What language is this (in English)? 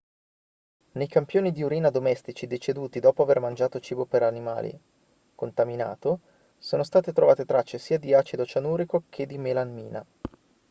Italian